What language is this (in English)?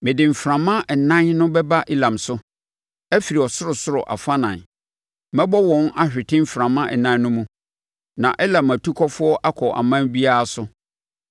Akan